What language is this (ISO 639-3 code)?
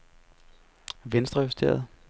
dan